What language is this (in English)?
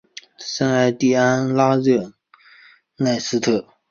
Chinese